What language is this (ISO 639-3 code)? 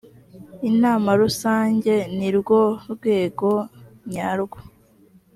kin